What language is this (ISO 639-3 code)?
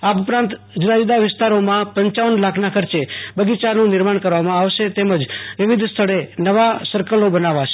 guj